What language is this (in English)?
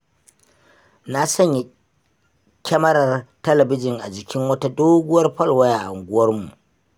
Hausa